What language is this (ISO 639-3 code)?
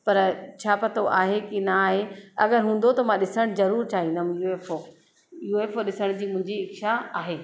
snd